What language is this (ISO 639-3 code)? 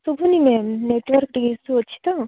ori